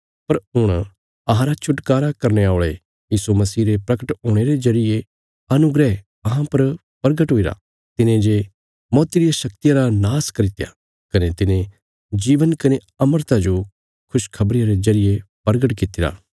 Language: Bilaspuri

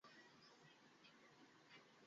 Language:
Bangla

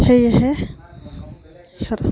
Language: Assamese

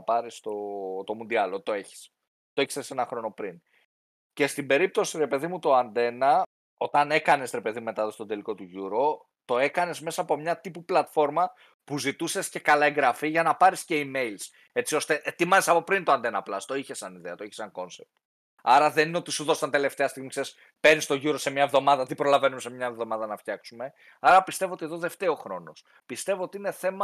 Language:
Greek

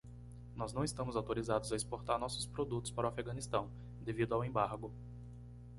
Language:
Portuguese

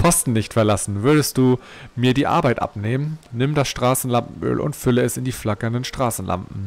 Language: German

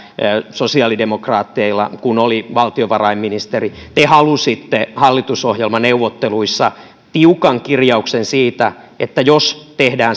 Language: Finnish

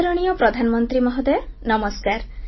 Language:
Odia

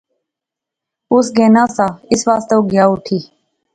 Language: Pahari-Potwari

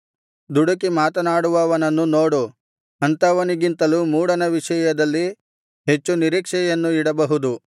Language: Kannada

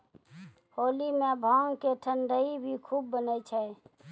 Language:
Maithili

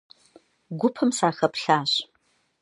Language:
Kabardian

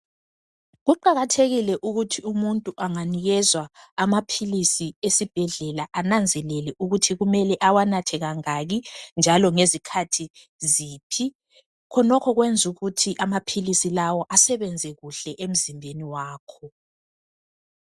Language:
North Ndebele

